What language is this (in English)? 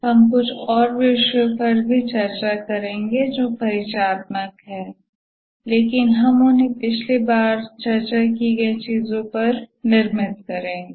Hindi